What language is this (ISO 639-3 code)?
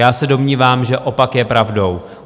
ces